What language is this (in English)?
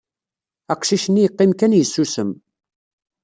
Kabyle